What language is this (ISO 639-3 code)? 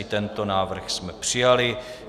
ces